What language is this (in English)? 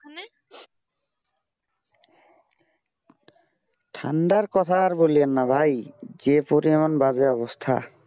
Bangla